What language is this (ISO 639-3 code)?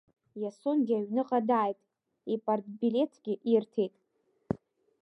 abk